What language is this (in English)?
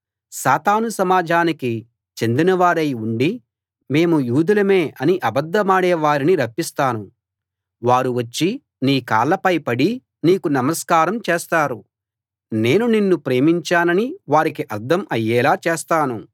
Telugu